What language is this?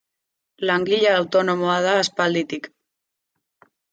Basque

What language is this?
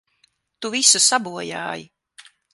Latvian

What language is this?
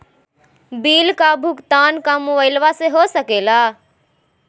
Magahi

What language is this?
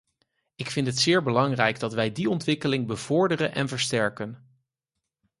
Dutch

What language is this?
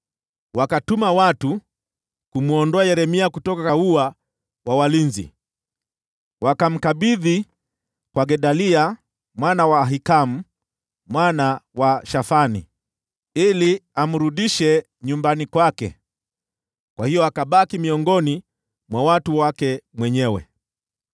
Swahili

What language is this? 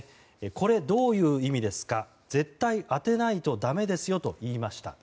Japanese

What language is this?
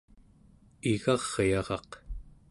Central Yupik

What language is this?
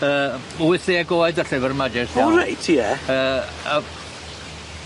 Welsh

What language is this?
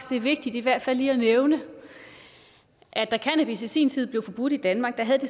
Danish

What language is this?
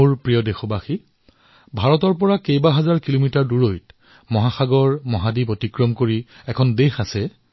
Assamese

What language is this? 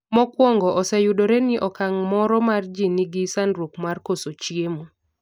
Luo (Kenya and Tanzania)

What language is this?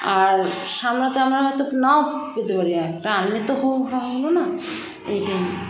Bangla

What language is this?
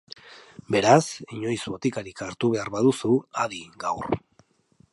Basque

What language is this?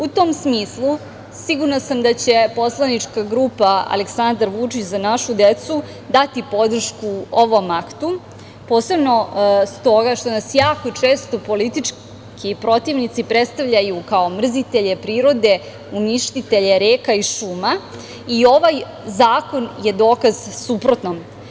Serbian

